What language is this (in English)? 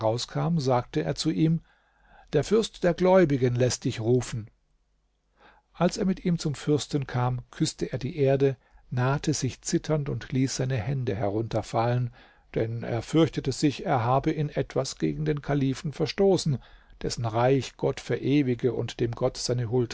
German